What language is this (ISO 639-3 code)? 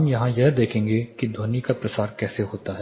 hin